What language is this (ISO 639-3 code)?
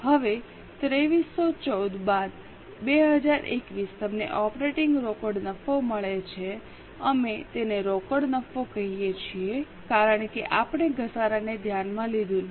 guj